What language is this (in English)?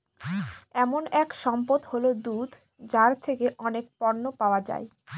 Bangla